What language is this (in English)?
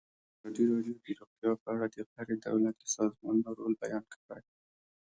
Pashto